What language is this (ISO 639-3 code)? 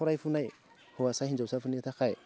brx